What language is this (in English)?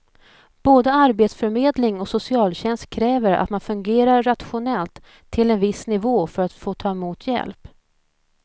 Swedish